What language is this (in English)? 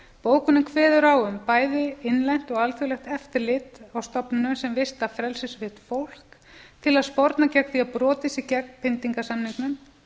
Icelandic